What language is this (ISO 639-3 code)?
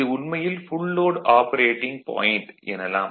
tam